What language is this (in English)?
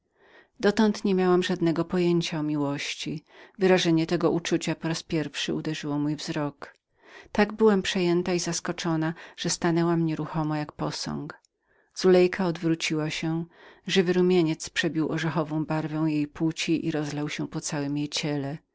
Polish